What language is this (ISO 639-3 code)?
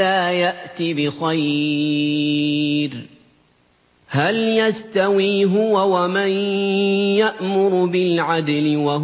ara